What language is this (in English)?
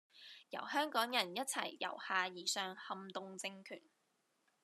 Cantonese